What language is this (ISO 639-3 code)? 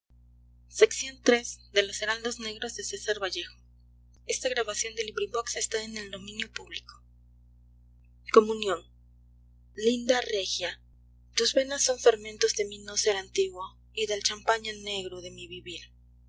spa